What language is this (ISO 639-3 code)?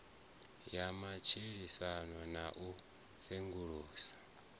ven